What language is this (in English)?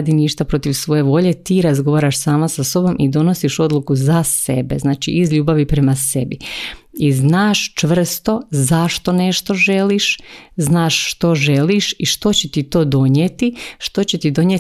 Croatian